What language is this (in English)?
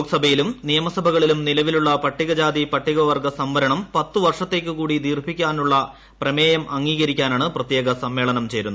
Malayalam